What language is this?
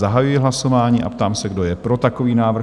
Czech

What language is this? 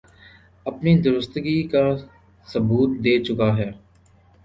Urdu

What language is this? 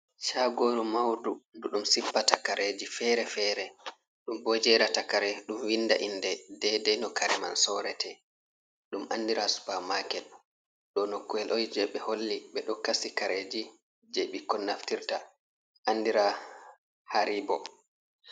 Fula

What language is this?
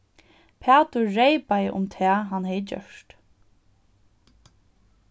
Faroese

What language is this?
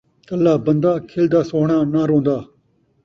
Saraiki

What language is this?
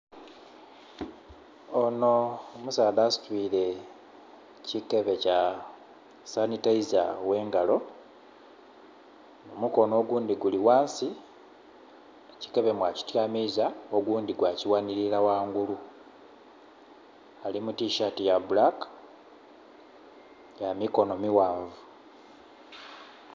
Soga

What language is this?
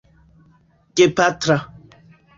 Esperanto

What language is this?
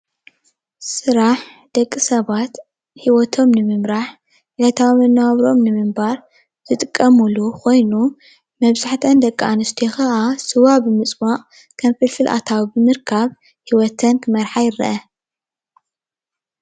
Tigrinya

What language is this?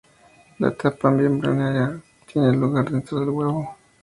Spanish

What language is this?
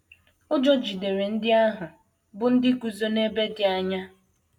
Igbo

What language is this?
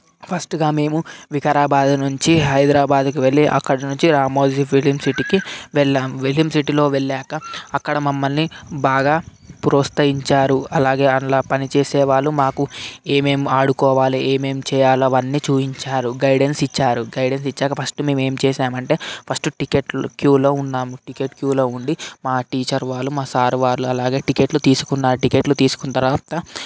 Telugu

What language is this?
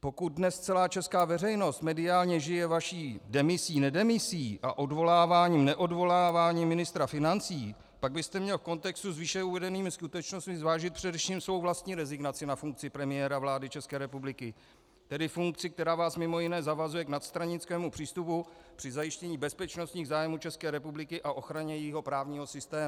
Czech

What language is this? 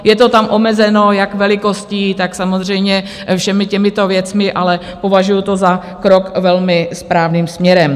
Czech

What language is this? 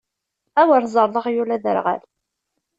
Kabyle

